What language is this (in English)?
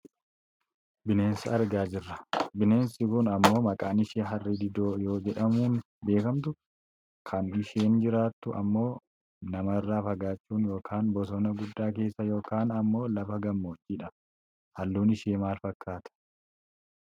Oromo